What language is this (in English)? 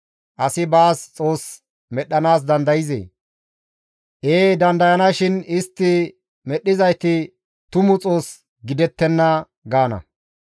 Gamo